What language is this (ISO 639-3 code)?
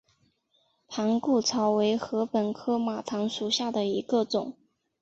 zho